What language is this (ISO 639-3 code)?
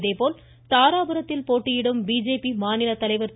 tam